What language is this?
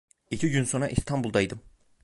Turkish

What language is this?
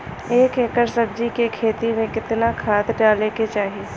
Bhojpuri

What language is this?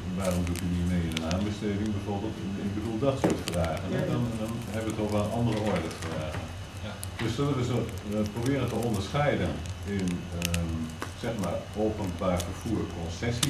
Dutch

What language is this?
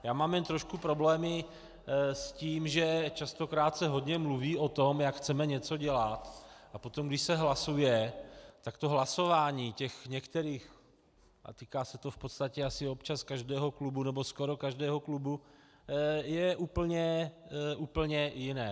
Czech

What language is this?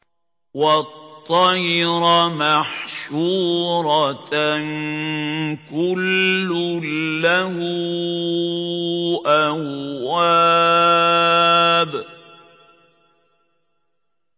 Arabic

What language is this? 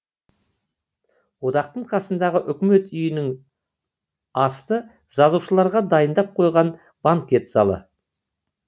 Kazakh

